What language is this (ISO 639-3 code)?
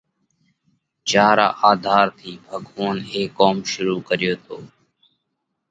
kvx